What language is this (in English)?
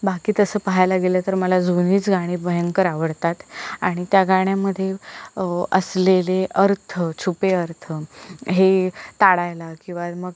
Marathi